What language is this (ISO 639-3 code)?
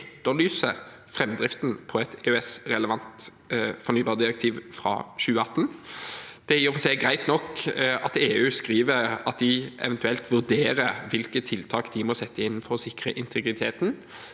nor